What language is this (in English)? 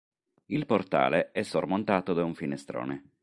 Italian